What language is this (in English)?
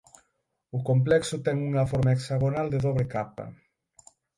Galician